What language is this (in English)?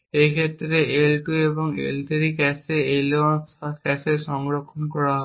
Bangla